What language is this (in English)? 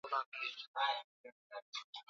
Swahili